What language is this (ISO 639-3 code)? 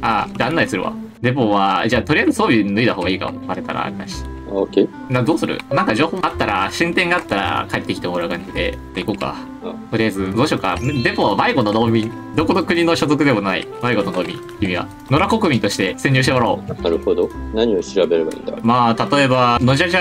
jpn